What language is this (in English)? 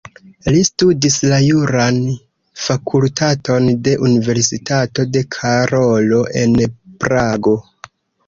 Esperanto